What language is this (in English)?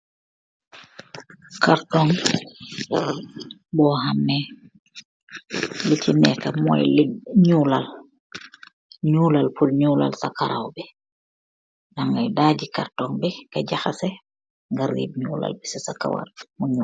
Wolof